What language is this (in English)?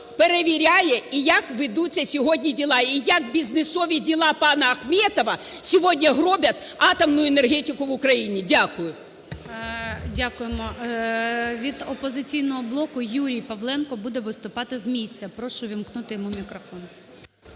Ukrainian